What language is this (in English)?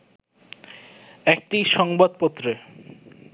Bangla